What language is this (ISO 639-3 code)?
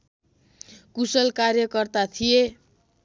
nep